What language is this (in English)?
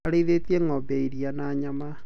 Kikuyu